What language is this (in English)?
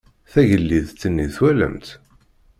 Kabyle